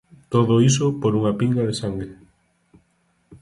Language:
Galician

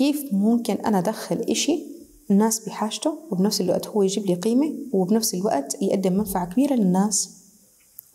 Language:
Arabic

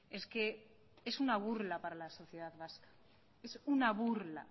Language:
Spanish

